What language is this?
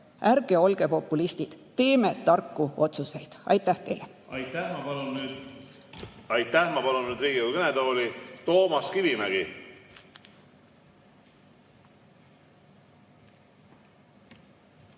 Estonian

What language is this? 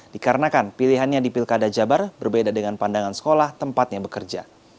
Indonesian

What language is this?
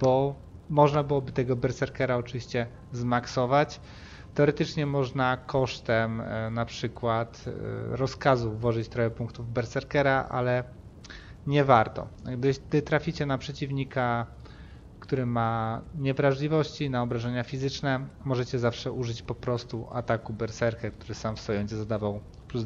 Polish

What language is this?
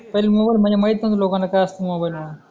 Marathi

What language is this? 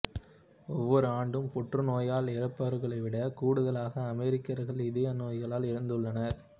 Tamil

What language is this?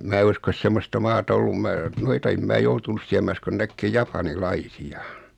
Finnish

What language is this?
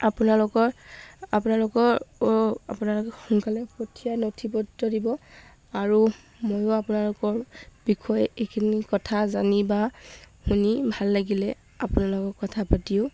Assamese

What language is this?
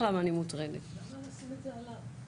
Hebrew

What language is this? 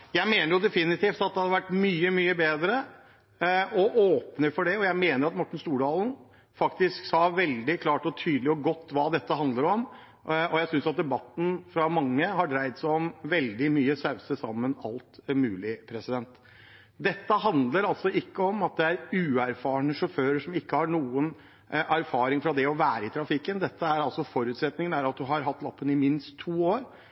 Norwegian Bokmål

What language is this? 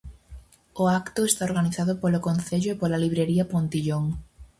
Galician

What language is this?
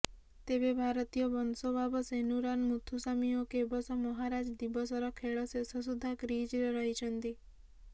Odia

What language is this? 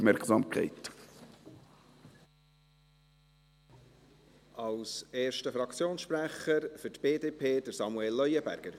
Swiss German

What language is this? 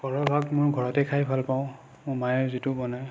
Assamese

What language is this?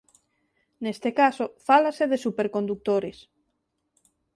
Galician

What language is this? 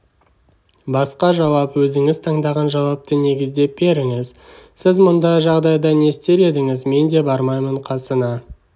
Kazakh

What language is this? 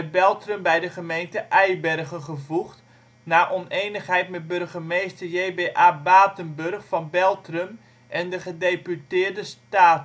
Dutch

